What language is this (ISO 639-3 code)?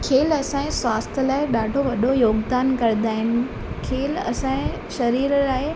snd